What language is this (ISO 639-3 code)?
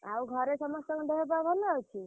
ori